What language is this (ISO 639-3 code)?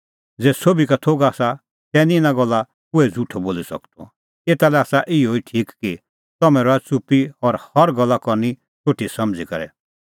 kfx